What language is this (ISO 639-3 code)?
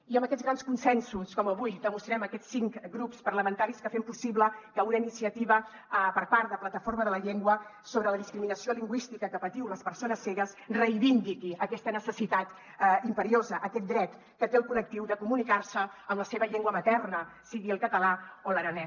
cat